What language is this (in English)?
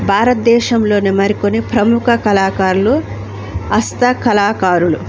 Telugu